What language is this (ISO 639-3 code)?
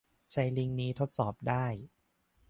tha